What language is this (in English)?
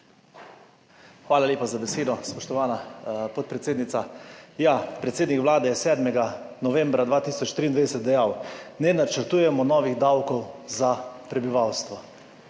Slovenian